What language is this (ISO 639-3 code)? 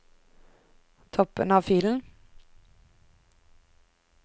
nor